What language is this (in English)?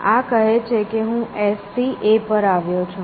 Gujarati